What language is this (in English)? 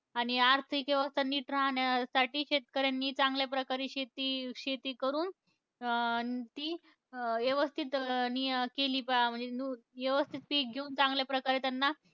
Marathi